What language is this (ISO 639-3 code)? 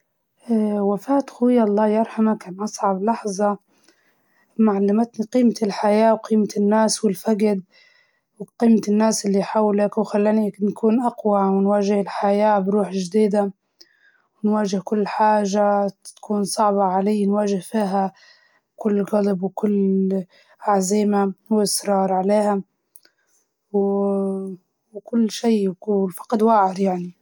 ayl